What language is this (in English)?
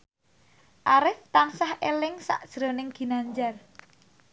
Javanese